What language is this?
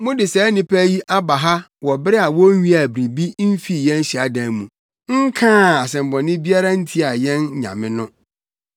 Akan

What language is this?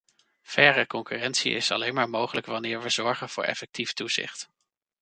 Dutch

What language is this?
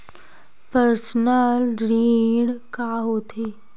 Chhattisgarhi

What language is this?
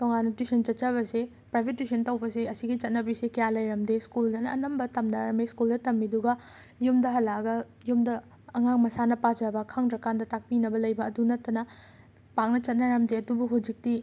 Manipuri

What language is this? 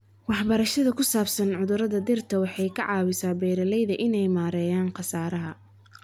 Somali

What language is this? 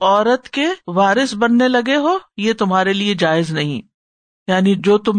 Urdu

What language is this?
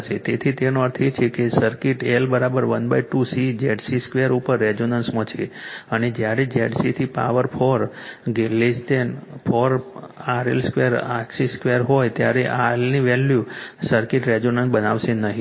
Gujarati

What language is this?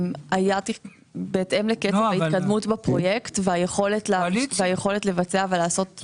Hebrew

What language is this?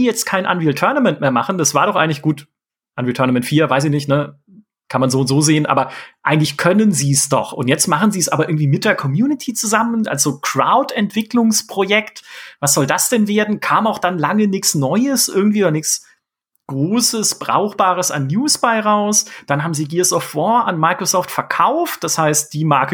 German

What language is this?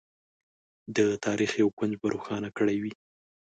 Pashto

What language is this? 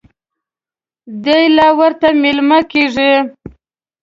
Pashto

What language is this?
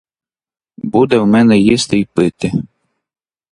Ukrainian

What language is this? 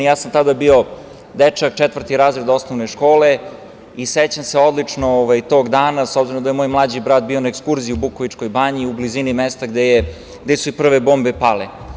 Serbian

